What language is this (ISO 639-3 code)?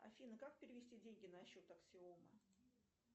rus